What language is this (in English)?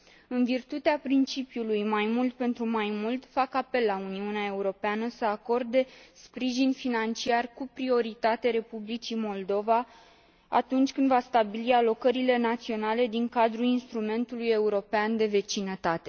Romanian